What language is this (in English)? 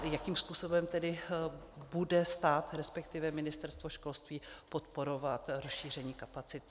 Czech